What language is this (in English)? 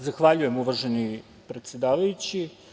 Serbian